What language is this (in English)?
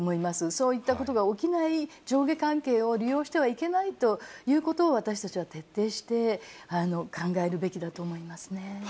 Japanese